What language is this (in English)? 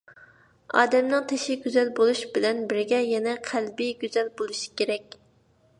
Uyghur